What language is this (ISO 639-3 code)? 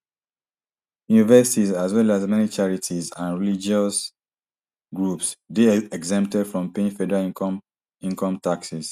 pcm